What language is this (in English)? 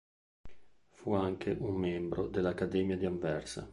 Italian